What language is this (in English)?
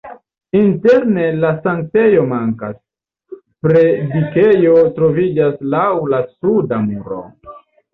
Esperanto